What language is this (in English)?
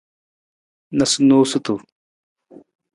Nawdm